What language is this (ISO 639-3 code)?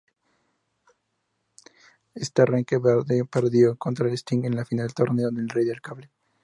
spa